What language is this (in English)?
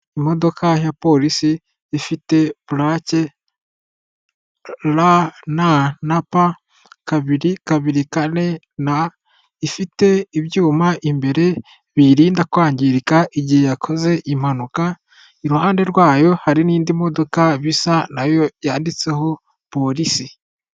Kinyarwanda